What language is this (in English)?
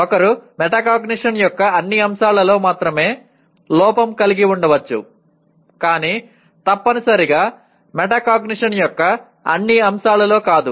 Telugu